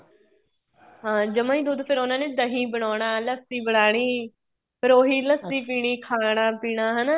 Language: Punjabi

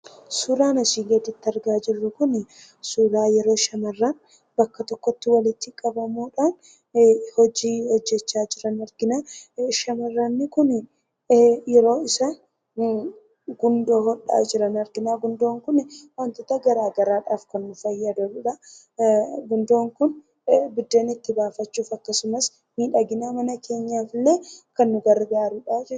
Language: Oromo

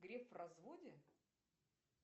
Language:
Russian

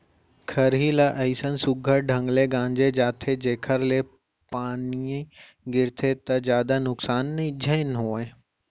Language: Chhattisgarhi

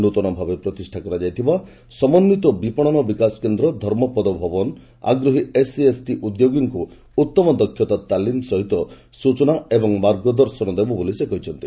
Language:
Odia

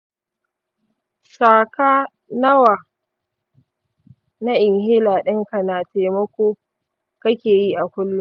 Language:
Hausa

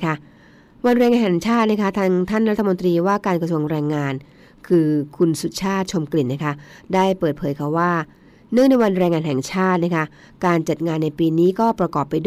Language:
Thai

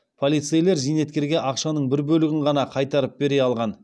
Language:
Kazakh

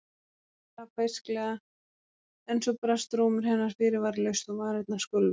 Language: Icelandic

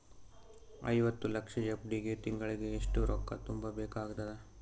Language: Kannada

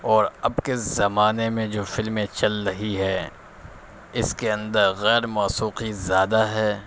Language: Urdu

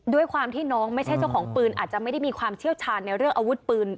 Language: Thai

